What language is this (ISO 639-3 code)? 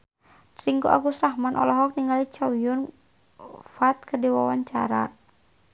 sun